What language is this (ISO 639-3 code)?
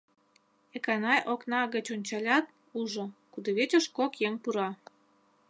chm